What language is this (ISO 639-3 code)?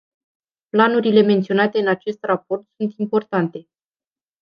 ron